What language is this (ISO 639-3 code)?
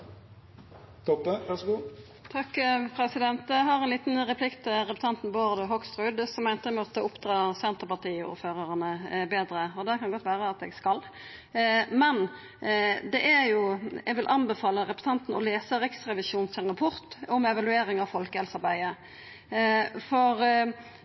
nor